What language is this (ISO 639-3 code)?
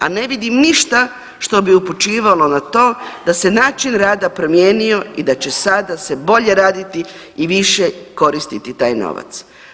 hrv